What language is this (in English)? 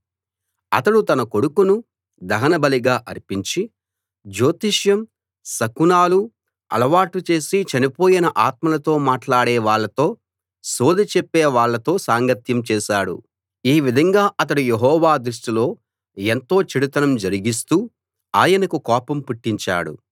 Telugu